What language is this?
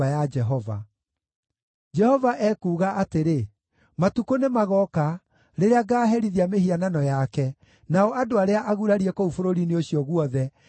Kikuyu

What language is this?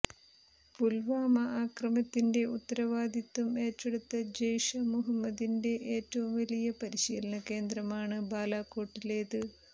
Malayalam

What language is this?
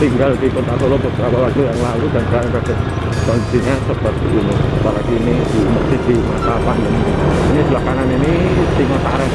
Indonesian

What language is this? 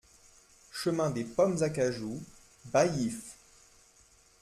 French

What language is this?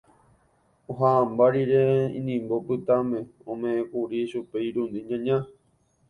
Guarani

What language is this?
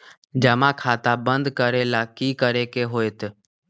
Magahi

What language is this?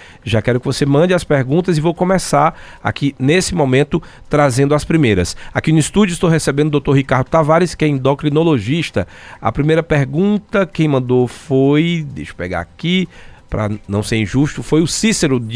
Portuguese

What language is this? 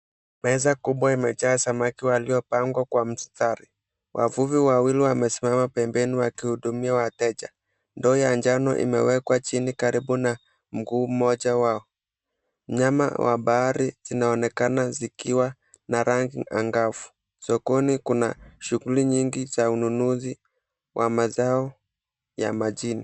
Swahili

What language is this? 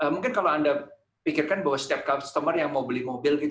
Indonesian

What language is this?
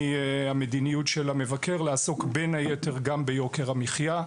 Hebrew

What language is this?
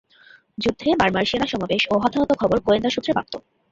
Bangla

